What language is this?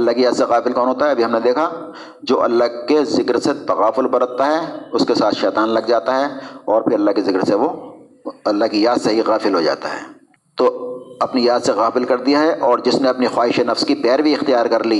Urdu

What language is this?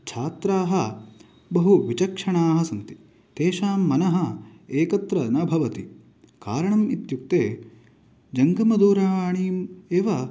Sanskrit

